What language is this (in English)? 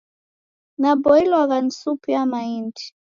Taita